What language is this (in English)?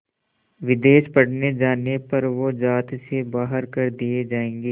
Hindi